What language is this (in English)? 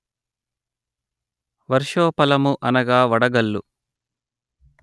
Telugu